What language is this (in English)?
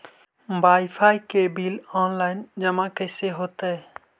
Magahi